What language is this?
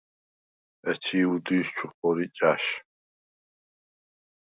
Svan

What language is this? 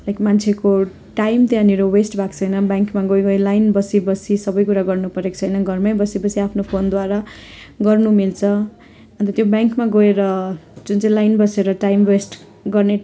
Nepali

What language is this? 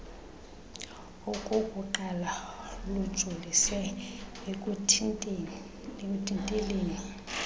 Xhosa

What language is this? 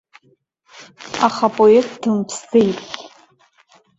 Abkhazian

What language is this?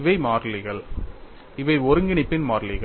Tamil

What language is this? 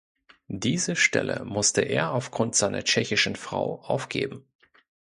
German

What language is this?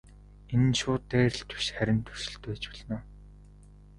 Mongolian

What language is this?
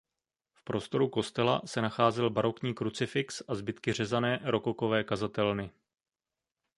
Czech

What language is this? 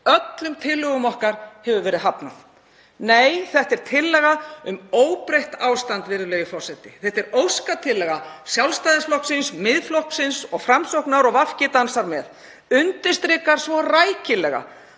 Icelandic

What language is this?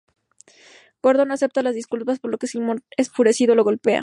Spanish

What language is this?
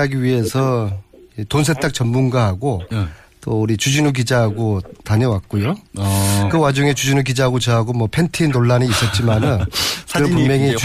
Korean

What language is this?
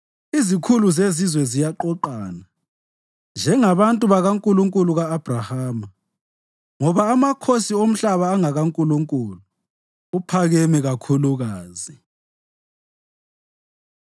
North Ndebele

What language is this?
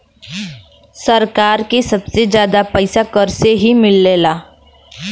Bhojpuri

